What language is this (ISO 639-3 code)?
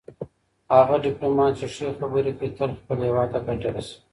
pus